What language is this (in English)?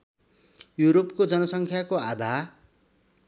Nepali